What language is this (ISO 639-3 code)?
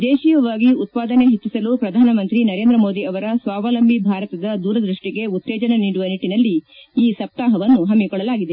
kan